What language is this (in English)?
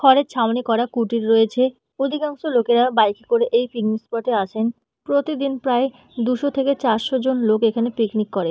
Bangla